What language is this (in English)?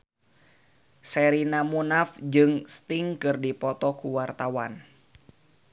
Sundanese